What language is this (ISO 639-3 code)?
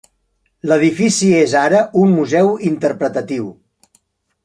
cat